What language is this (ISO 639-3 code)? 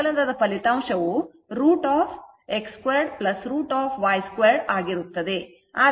kan